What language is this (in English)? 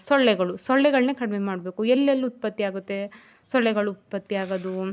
Kannada